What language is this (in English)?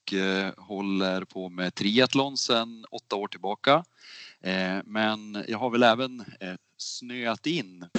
Swedish